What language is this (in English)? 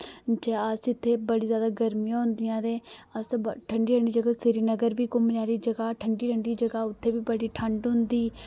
Dogri